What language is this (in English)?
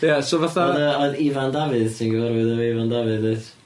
Welsh